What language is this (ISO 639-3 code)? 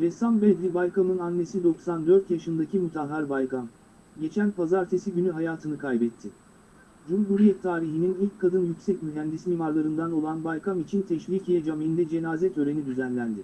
tur